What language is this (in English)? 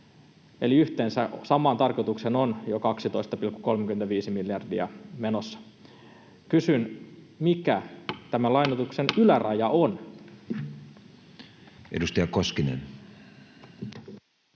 Finnish